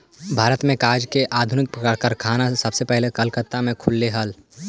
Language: Magahi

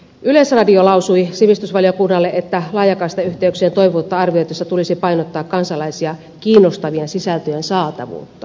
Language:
Finnish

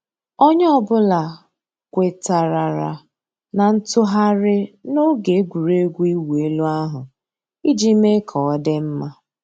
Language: Igbo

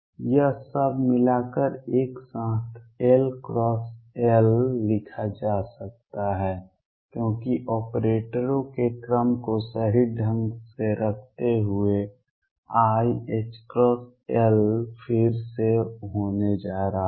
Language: Hindi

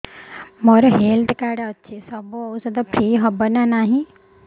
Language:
Odia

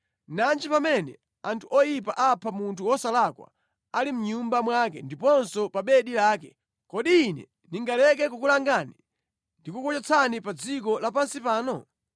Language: Nyanja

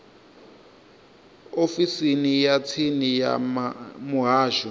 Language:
Venda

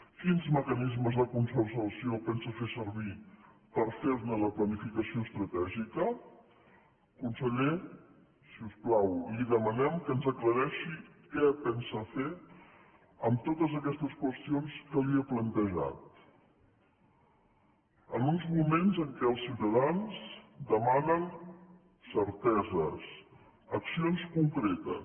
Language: Catalan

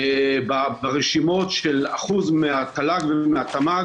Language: Hebrew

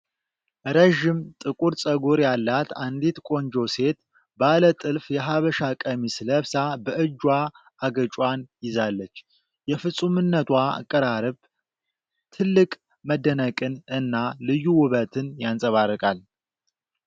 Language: Amharic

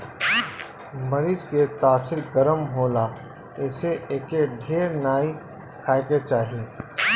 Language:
Bhojpuri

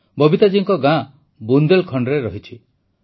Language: Odia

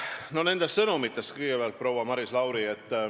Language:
Estonian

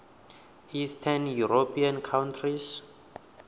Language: Venda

